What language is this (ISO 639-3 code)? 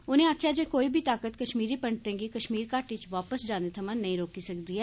doi